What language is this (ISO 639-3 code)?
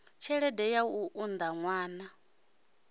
ven